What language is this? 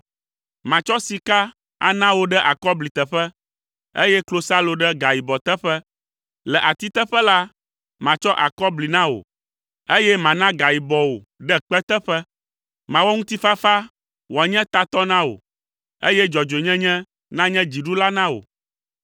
Ewe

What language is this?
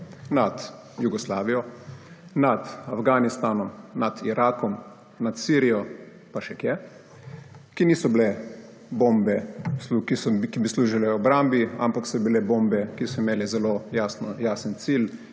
Slovenian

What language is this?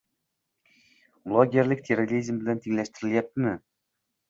Uzbek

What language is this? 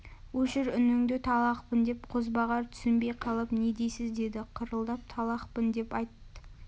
Kazakh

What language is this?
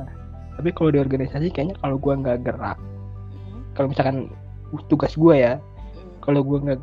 Indonesian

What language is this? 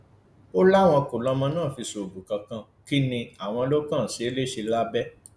Yoruba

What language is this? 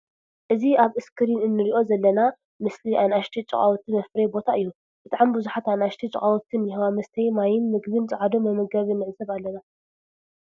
Tigrinya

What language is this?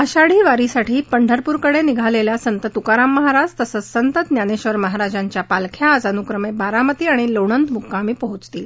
Marathi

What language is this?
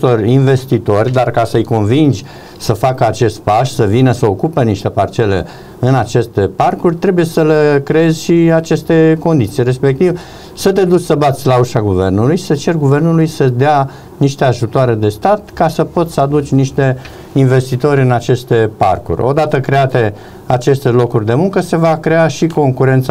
Romanian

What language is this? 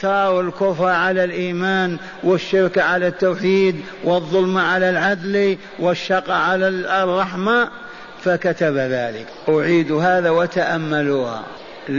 Arabic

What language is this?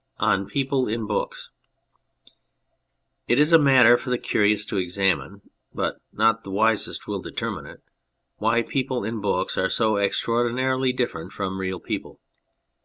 English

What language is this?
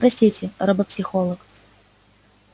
Russian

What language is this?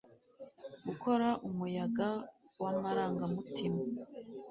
Kinyarwanda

